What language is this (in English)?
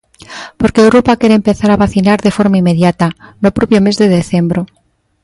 Galician